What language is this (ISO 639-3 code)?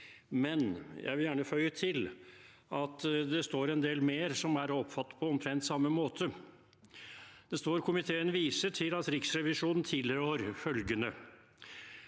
nor